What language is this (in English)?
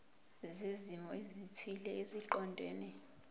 Zulu